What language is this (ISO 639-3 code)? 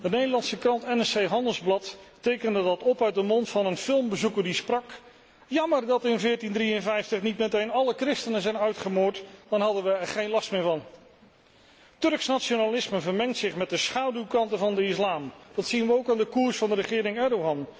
nld